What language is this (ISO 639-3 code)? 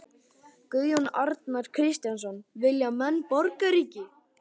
isl